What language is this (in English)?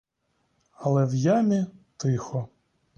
Ukrainian